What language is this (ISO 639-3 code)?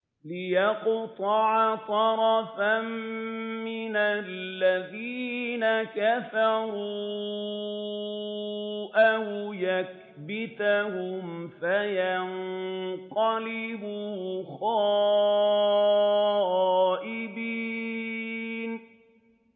ara